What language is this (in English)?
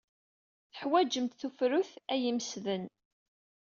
Kabyle